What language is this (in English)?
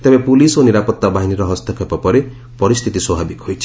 Odia